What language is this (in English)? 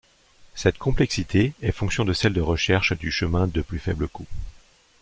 French